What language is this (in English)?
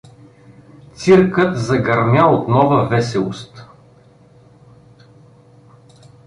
Bulgarian